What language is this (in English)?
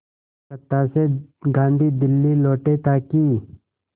Hindi